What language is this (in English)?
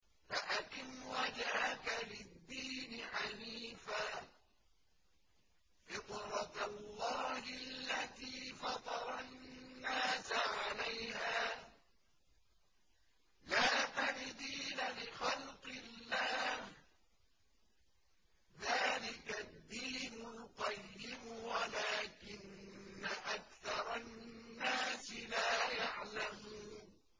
Arabic